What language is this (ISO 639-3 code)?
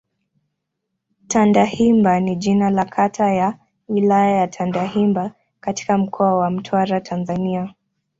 swa